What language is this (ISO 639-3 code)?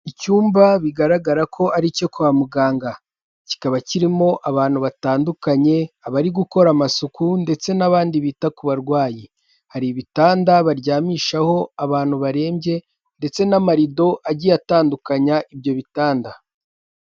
kin